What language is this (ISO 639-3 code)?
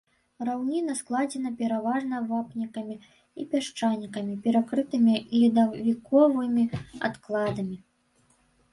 bel